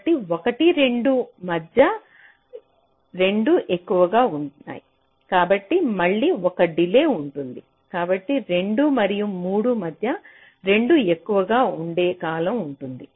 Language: Telugu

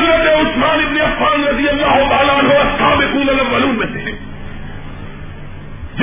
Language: Urdu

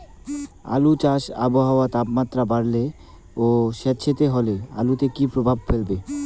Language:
Bangla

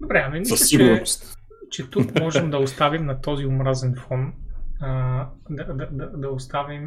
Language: Bulgarian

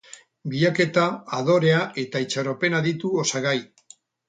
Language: Basque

